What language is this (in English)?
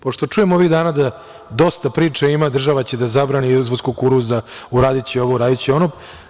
Serbian